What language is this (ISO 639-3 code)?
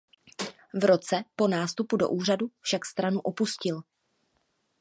ces